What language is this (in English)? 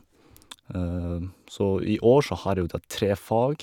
Norwegian